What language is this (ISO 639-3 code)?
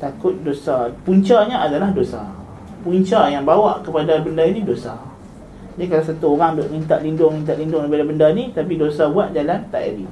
msa